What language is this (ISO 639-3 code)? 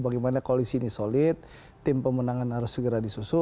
ind